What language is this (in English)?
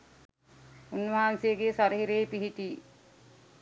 Sinhala